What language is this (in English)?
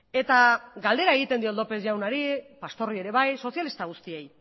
Basque